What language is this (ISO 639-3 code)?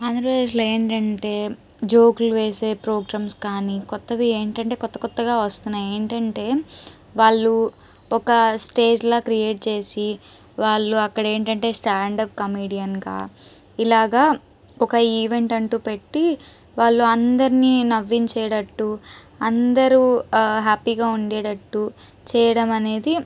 tel